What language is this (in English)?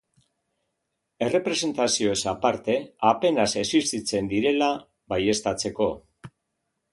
Basque